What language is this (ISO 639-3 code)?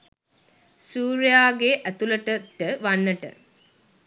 sin